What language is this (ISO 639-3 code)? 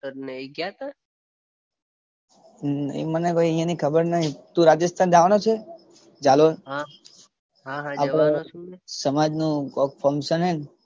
guj